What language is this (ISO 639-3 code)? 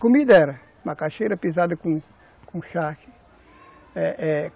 por